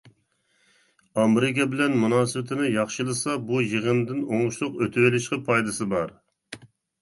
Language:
Uyghur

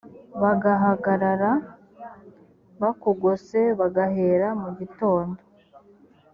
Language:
Kinyarwanda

